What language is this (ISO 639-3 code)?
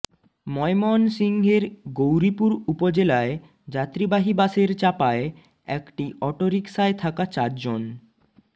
ben